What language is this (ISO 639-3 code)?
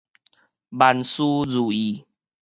nan